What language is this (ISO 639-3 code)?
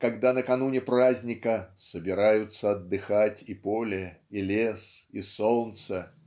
rus